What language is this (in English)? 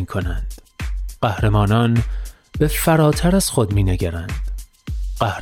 Persian